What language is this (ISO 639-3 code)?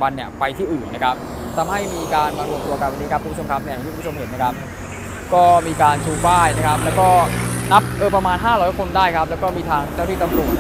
tha